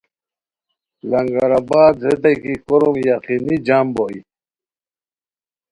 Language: Khowar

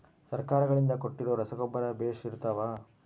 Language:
Kannada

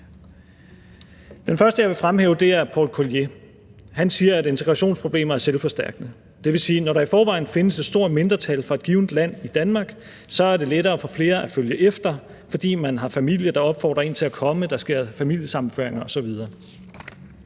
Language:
Danish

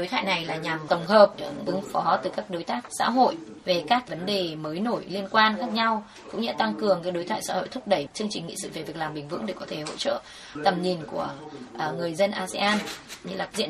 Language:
Vietnamese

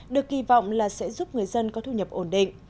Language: Vietnamese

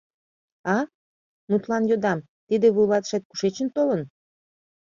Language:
Mari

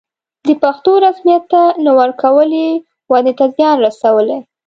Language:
Pashto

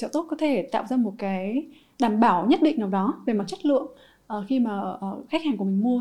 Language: Vietnamese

